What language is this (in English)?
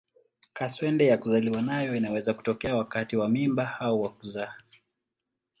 Swahili